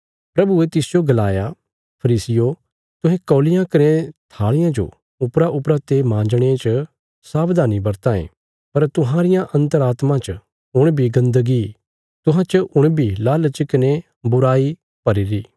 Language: Bilaspuri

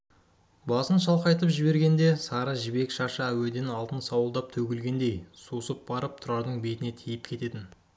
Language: Kazakh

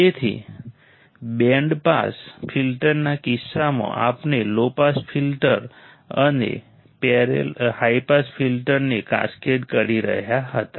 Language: Gujarati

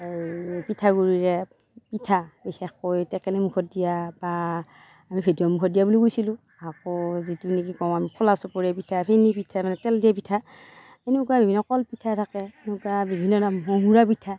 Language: Assamese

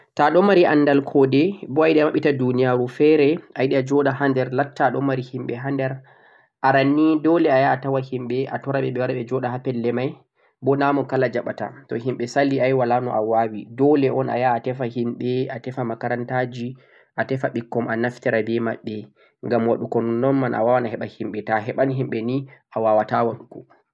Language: Central-Eastern Niger Fulfulde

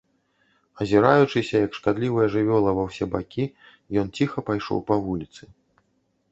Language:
Belarusian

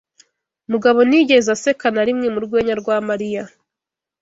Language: Kinyarwanda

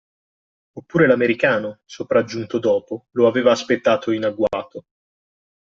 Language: Italian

